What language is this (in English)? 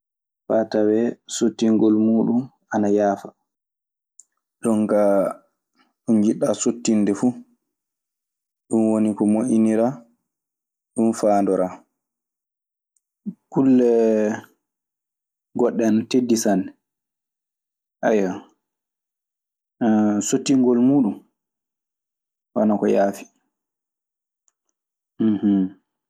Maasina Fulfulde